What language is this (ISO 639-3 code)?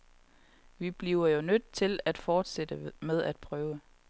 dan